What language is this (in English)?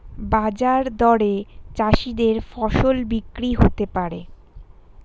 Bangla